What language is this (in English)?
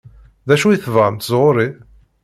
Kabyle